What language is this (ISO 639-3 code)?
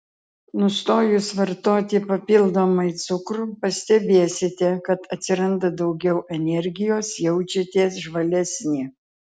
lit